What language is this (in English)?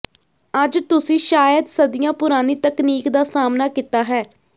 Punjabi